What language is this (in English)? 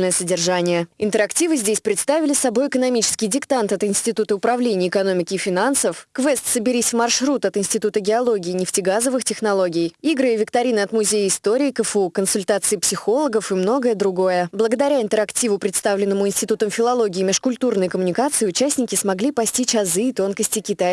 Russian